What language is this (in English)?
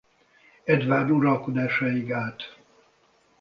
Hungarian